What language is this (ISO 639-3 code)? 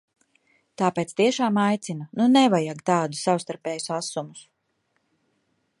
lav